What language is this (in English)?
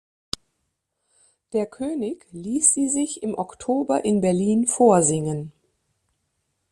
German